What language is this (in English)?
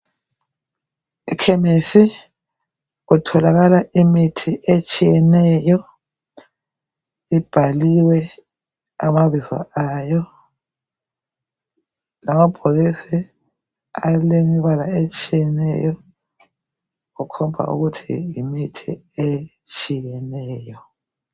North Ndebele